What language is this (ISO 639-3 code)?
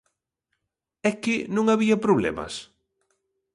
glg